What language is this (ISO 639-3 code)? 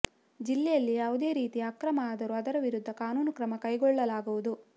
kan